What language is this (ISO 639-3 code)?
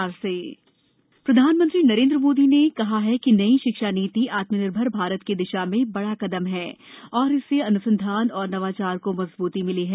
hin